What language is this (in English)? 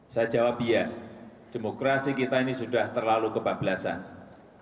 Indonesian